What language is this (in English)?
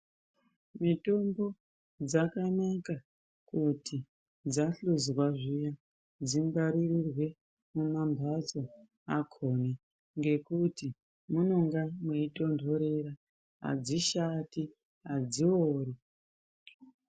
Ndau